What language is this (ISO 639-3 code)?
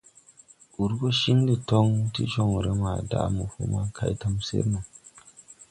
tui